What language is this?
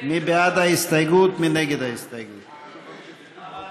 Hebrew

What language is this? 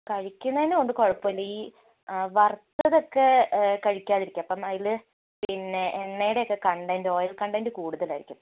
Malayalam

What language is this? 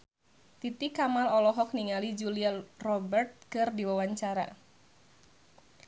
Sundanese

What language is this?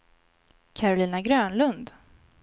Swedish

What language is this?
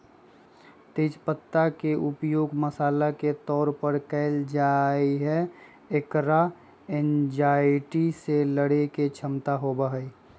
Magahi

